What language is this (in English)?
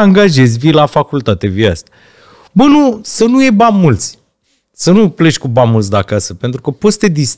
Romanian